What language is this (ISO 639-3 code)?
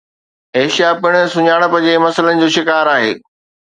snd